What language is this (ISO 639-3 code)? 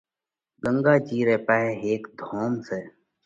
kvx